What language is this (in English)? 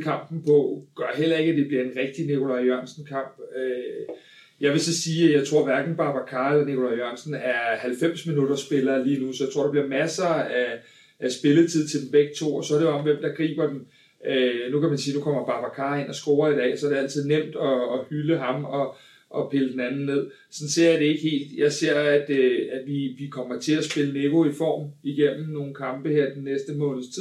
Danish